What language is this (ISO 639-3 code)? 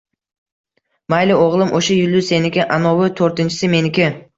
uzb